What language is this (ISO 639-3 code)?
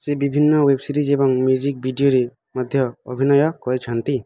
ori